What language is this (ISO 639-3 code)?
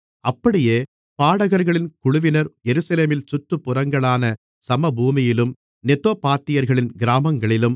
tam